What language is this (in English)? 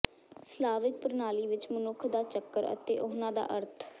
Punjabi